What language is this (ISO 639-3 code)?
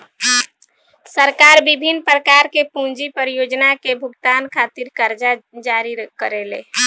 bho